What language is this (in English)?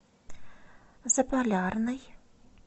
Russian